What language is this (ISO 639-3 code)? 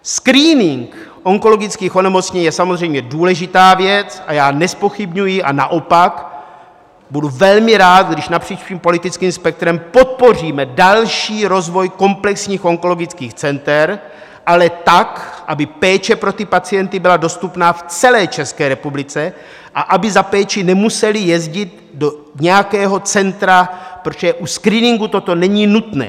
ces